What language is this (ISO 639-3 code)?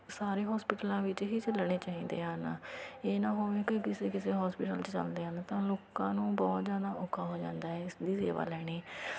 pan